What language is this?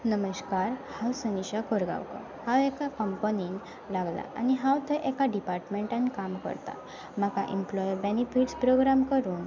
Konkani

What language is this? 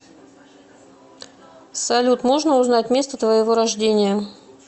Russian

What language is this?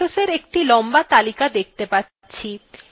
Bangla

